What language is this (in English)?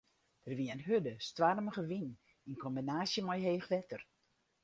Western Frisian